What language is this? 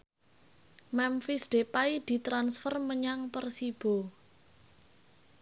Javanese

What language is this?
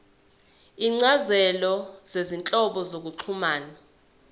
Zulu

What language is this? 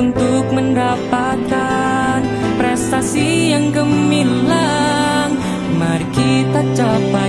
Indonesian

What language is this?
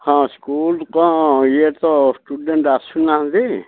Odia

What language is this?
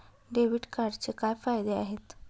Marathi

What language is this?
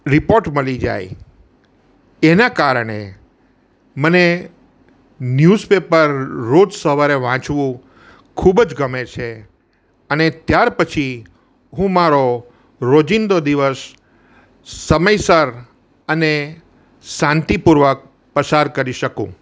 Gujarati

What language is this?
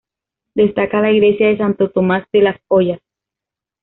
Spanish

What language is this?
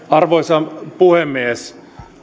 Finnish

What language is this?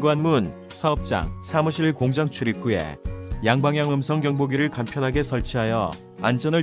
Korean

